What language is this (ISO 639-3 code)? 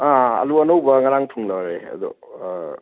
mni